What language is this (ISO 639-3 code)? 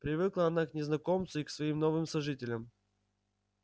rus